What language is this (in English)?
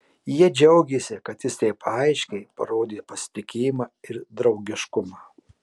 Lithuanian